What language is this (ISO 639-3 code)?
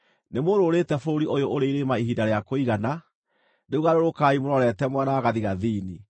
kik